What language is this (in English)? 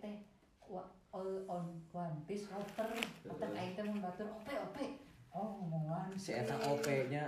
Indonesian